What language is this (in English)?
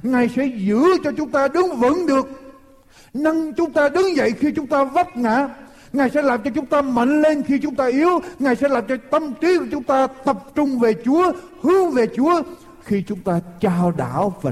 Vietnamese